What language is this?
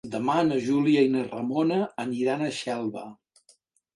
Catalan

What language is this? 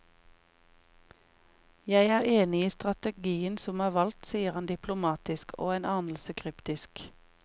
Norwegian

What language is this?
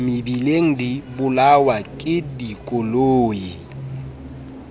Southern Sotho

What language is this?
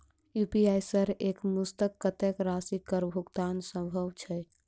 Maithili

